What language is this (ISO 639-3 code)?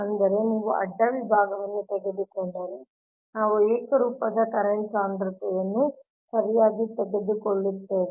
kan